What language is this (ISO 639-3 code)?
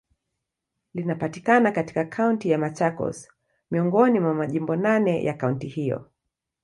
swa